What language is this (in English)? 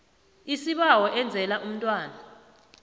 South Ndebele